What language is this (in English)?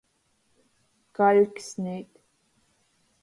Latgalian